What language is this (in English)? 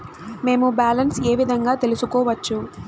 Telugu